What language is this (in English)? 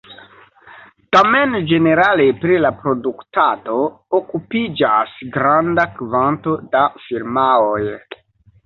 Esperanto